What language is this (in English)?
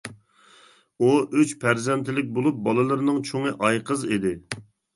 Uyghur